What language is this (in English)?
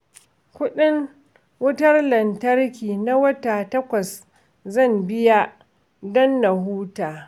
Hausa